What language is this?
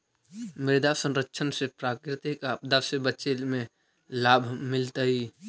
Magahi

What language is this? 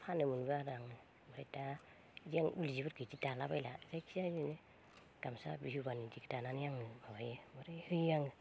Bodo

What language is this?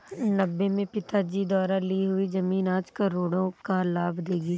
Hindi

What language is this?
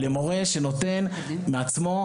Hebrew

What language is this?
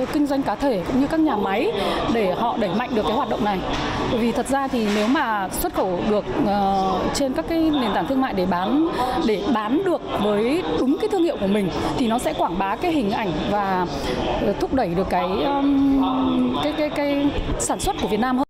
Vietnamese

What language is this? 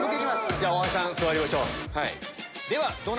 Japanese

